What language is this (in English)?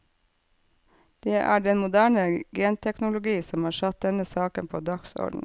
Norwegian